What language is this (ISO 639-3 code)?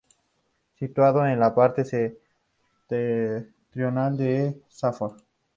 spa